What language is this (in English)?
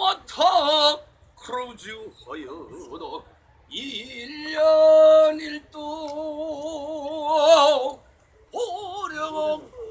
Korean